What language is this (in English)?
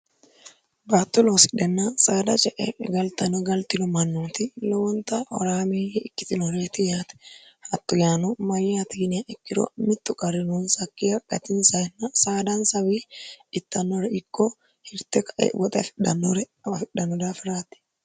Sidamo